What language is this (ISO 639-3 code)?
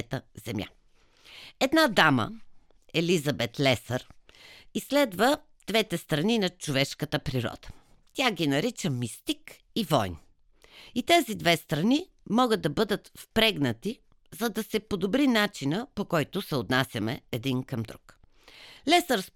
bul